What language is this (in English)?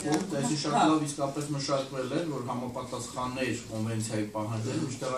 Romanian